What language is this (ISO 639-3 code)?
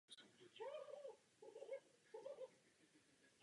ces